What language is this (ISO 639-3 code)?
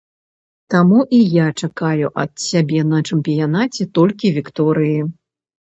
bel